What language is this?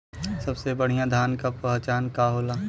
Bhojpuri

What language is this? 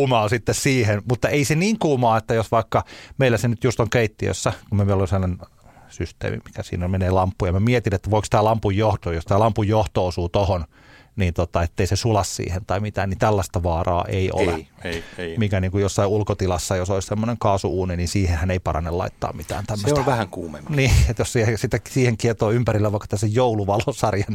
Finnish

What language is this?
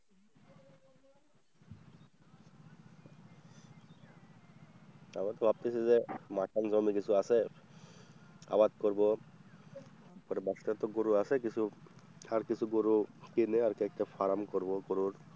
Bangla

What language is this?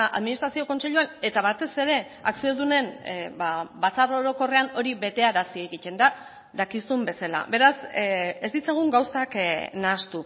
Basque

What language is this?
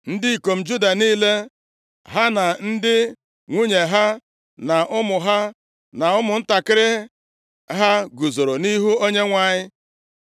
Igbo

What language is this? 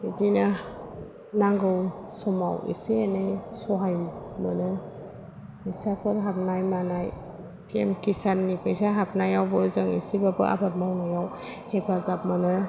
Bodo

